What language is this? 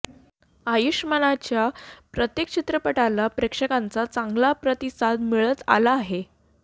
Marathi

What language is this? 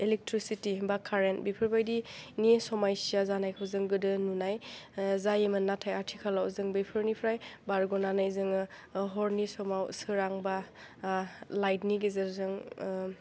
Bodo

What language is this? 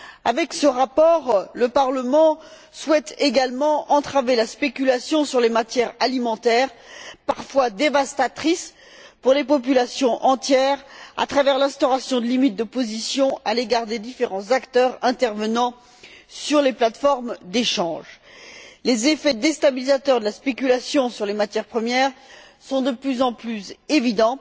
French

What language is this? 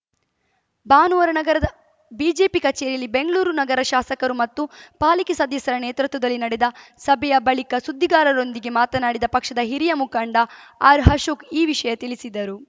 Kannada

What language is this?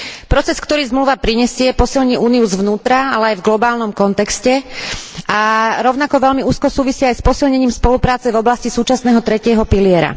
Slovak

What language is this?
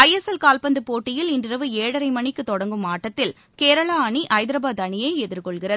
Tamil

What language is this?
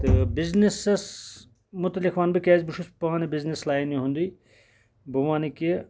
Kashmiri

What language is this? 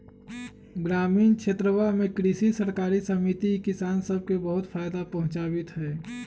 Magahi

